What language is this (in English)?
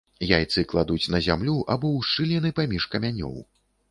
Belarusian